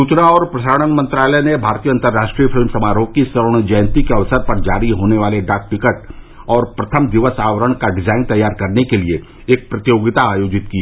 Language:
Hindi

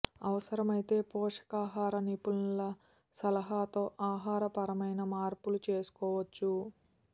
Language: Telugu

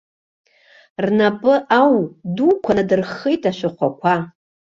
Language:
Abkhazian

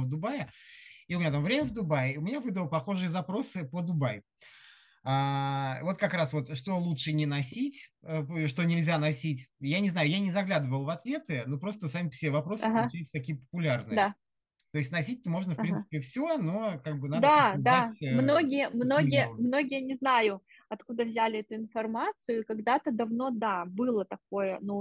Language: Russian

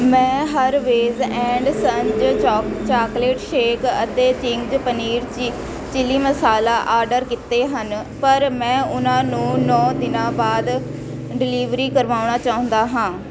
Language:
Punjabi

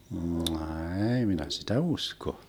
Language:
Finnish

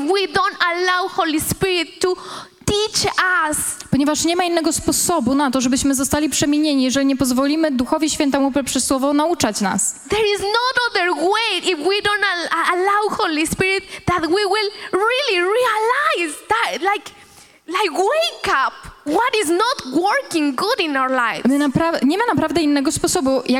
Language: Polish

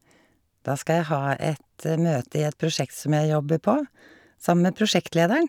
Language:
Norwegian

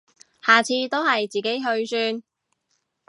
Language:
Cantonese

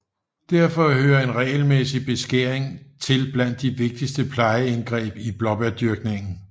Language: Danish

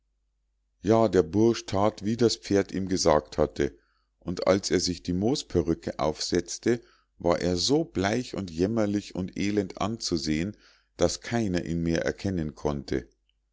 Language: German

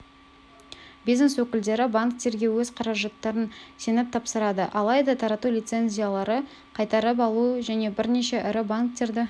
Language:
Kazakh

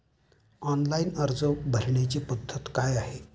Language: Marathi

